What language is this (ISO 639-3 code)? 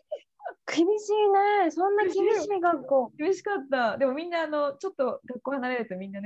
jpn